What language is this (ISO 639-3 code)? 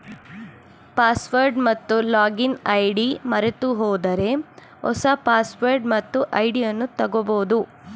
kan